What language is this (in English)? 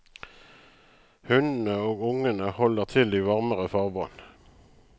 Norwegian